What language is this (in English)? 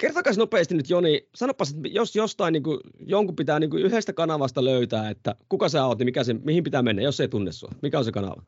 Finnish